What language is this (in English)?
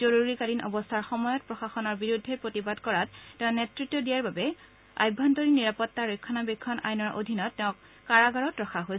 Assamese